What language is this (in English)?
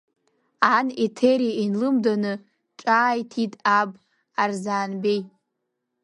Abkhazian